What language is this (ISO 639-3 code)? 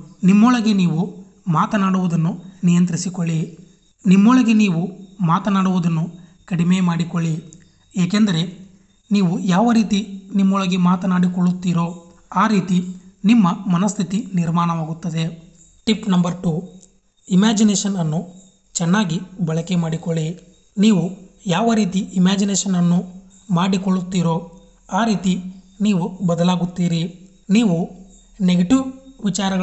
kan